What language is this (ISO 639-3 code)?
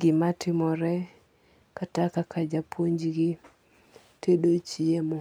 luo